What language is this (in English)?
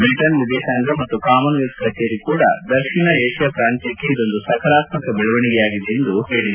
Kannada